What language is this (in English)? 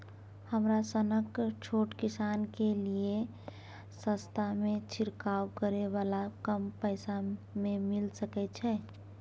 Maithili